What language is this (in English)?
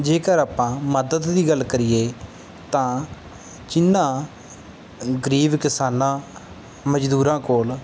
Punjabi